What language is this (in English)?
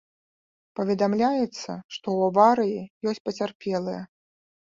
Belarusian